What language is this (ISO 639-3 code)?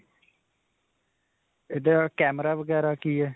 pan